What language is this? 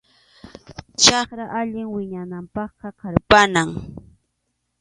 Arequipa-La Unión Quechua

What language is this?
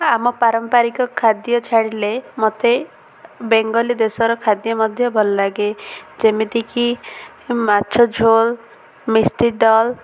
Odia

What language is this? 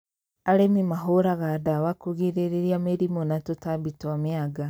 Kikuyu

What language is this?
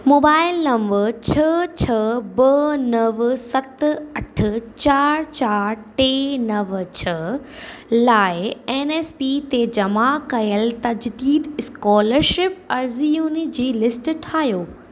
Sindhi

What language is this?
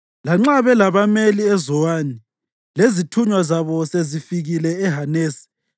North Ndebele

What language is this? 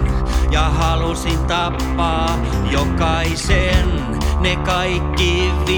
Finnish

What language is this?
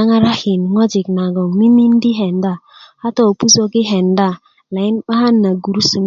Kuku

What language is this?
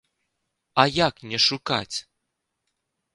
Belarusian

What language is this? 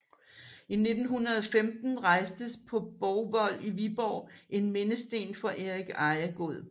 Danish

